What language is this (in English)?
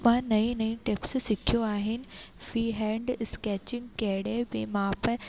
Sindhi